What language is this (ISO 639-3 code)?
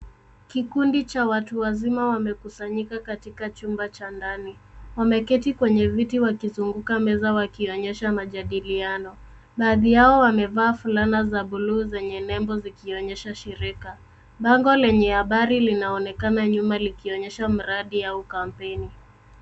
swa